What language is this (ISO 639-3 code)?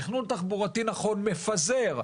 heb